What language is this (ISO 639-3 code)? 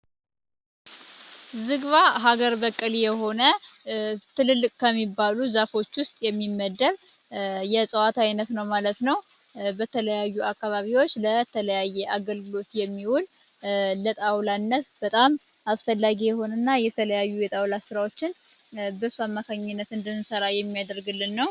amh